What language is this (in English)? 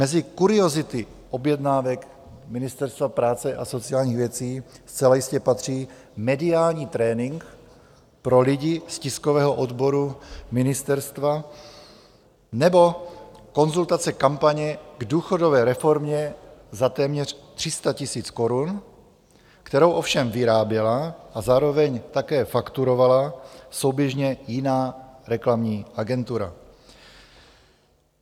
Czech